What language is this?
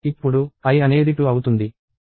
Telugu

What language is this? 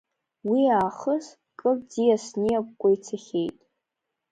Abkhazian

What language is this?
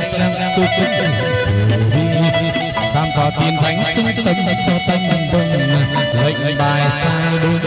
Vietnamese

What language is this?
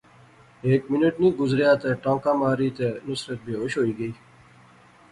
Pahari-Potwari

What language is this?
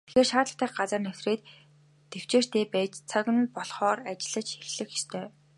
Mongolian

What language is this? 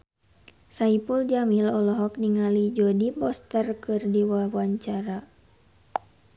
Sundanese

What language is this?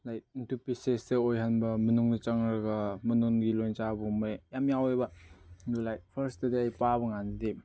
Manipuri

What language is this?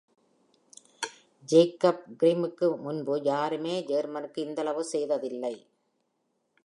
Tamil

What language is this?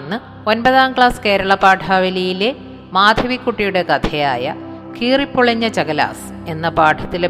Malayalam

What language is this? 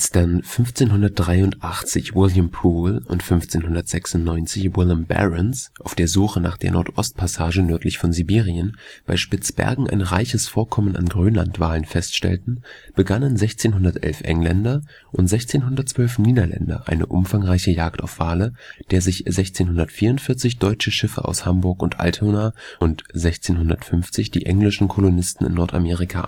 German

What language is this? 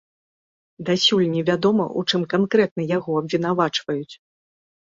Belarusian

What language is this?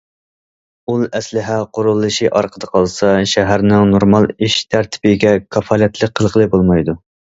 Uyghur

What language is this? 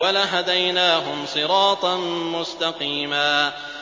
Arabic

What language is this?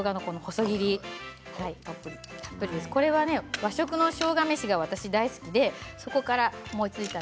Japanese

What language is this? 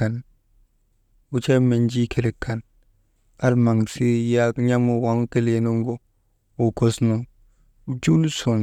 Maba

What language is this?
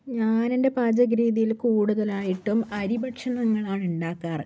Malayalam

